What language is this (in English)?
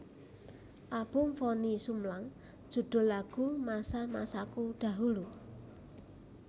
Javanese